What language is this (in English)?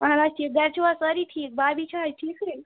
Kashmiri